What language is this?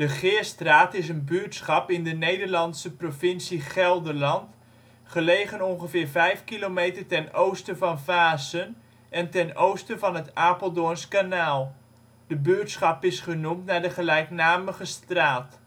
Dutch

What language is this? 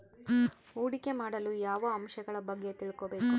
Kannada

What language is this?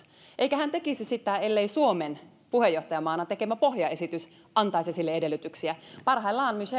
Finnish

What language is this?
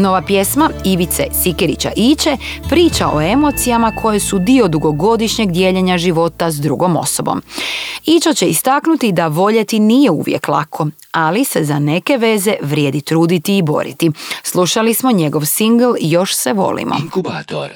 Croatian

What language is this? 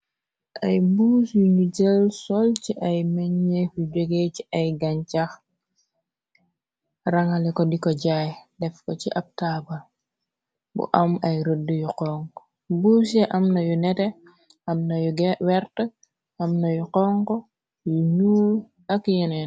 Wolof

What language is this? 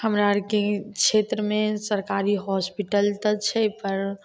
Maithili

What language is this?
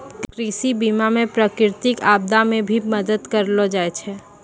Maithili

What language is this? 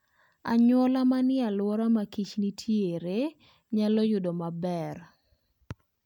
Luo (Kenya and Tanzania)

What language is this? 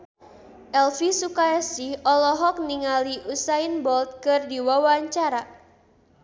Sundanese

